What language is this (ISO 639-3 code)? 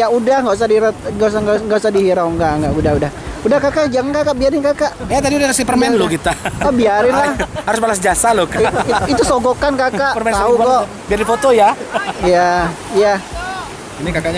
ind